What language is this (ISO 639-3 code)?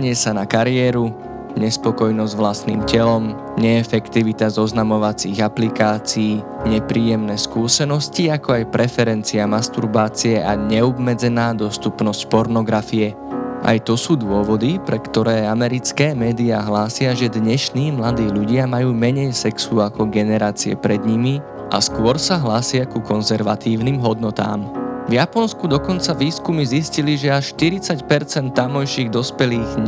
slk